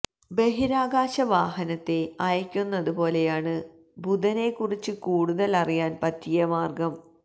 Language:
Malayalam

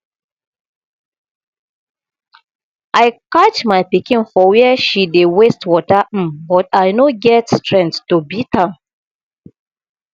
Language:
Nigerian Pidgin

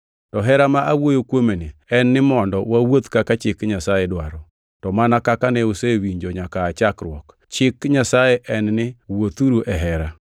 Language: Luo (Kenya and Tanzania)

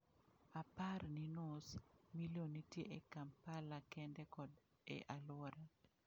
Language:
Luo (Kenya and Tanzania)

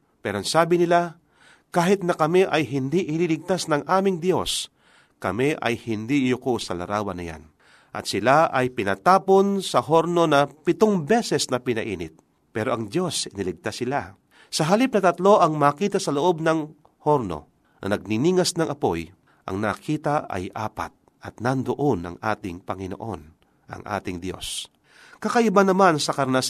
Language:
Filipino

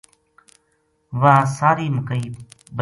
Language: Gujari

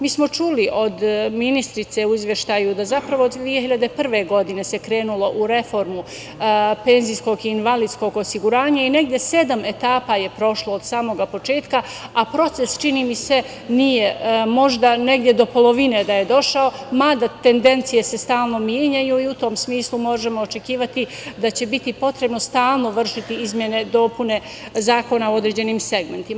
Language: Serbian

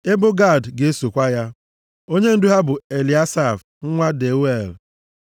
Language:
Igbo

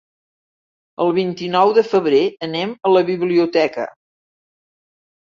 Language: Catalan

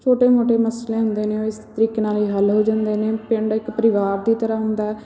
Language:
Punjabi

